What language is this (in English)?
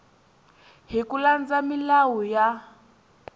Tsonga